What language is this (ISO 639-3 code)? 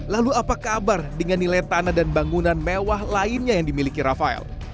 ind